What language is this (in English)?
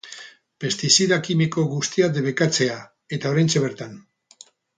Basque